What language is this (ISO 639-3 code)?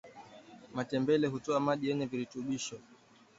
swa